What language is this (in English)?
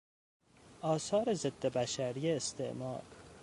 Persian